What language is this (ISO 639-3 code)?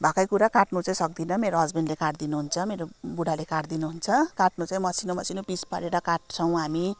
nep